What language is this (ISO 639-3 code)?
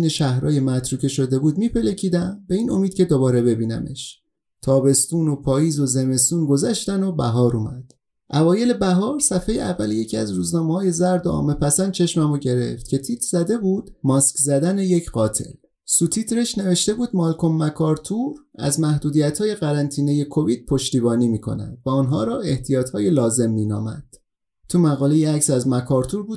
fas